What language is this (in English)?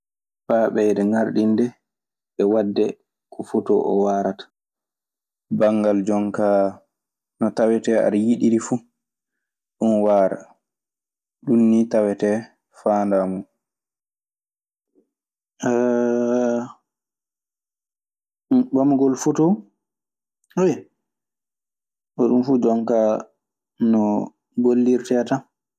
Maasina Fulfulde